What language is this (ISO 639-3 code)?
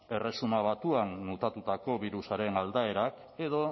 eus